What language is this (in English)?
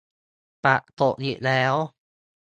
Thai